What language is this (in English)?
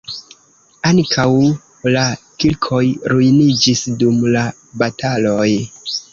Esperanto